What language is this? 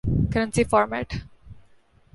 Urdu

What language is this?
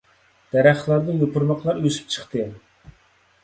Uyghur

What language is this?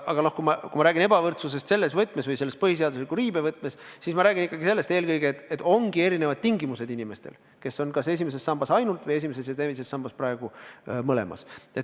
Estonian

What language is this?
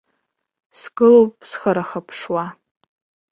Abkhazian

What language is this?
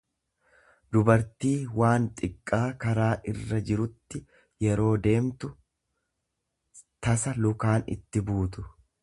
Oromo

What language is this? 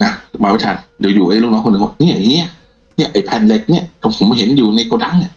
Thai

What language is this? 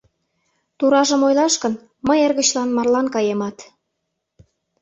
Mari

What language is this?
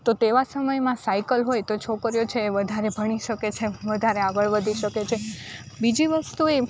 Gujarati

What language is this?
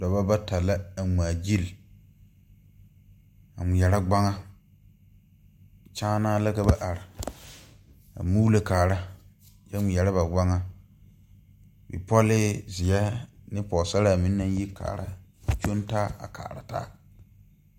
Southern Dagaare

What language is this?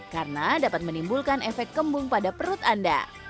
Indonesian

